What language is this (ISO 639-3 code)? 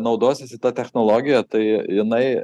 lit